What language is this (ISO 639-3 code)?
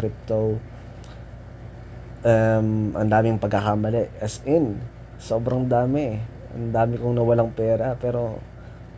fil